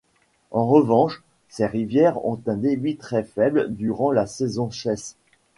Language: French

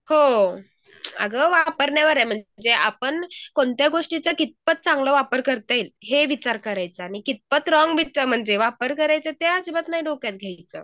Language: Marathi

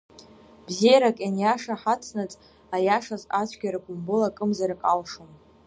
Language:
Abkhazian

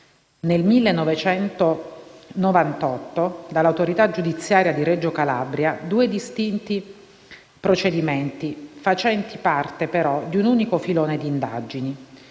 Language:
Italian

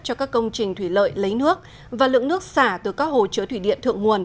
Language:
Vietnamese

